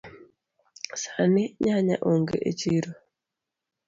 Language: Luo (Kenya and Tanzania)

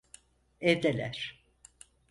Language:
Turkish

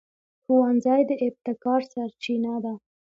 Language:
Pashto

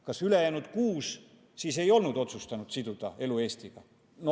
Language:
Estonian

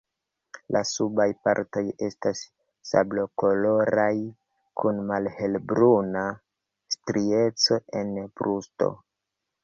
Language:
Esperanto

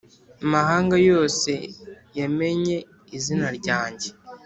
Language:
Kinyarwanda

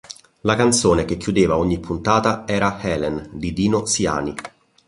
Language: Italian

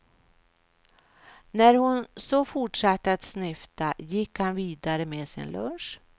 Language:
Swedish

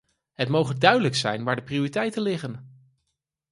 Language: Dutch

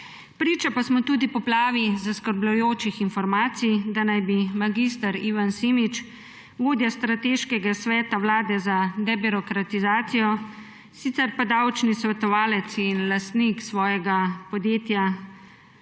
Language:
Slovenian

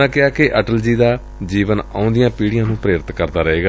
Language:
Punjabi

